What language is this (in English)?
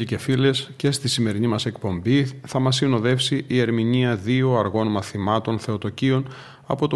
Greek